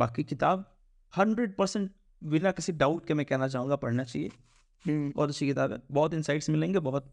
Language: Hindi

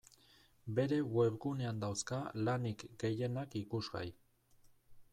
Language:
Basque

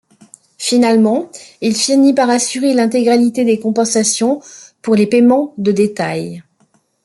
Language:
French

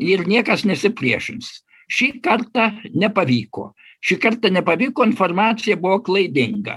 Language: Lithuanian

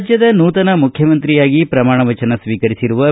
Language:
Kannada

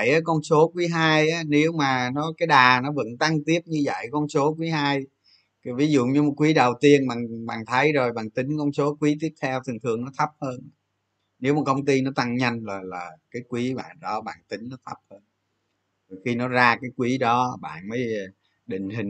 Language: Vietnamese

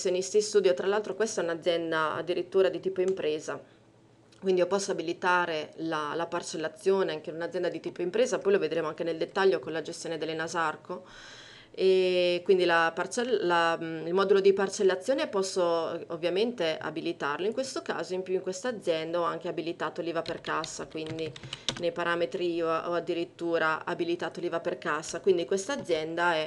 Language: Italian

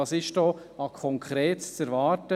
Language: Swiss German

